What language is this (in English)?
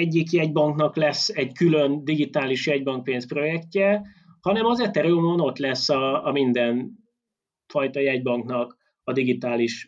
Hungarian